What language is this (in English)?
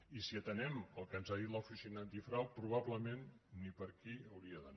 Catalan